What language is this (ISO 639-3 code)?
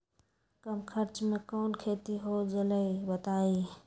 mag